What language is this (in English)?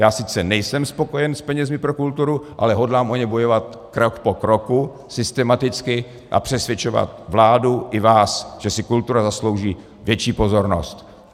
Czech